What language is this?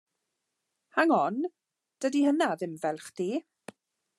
Welsh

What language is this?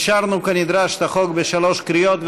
Hebrew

